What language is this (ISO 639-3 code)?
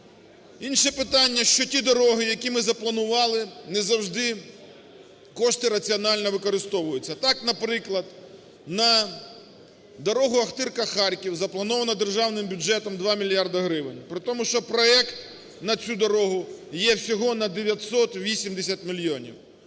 ukr